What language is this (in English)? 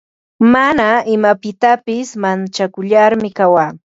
Ambo-Pasco Quechua